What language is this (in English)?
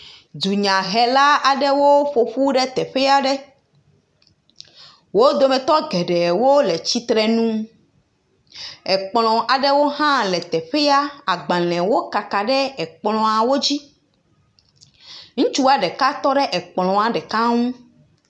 Ewe